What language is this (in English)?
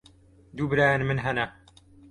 Kurdish